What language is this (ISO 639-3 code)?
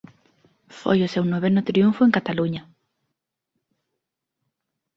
glg